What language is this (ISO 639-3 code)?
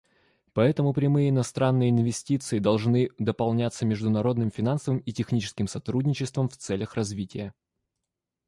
rus